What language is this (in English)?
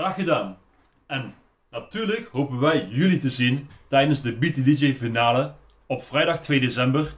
Dutch